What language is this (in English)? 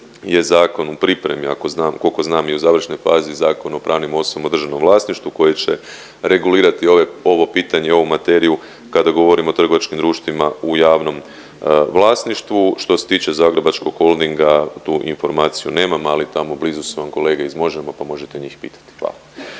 Croatian